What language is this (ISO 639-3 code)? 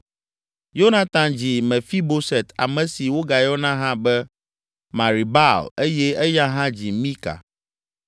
ewe